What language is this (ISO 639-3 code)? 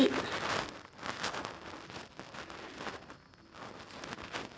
kan